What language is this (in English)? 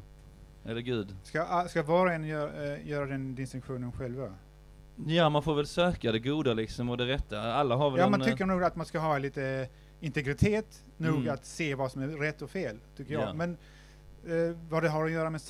Swedish